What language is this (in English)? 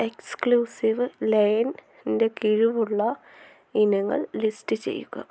Malayalam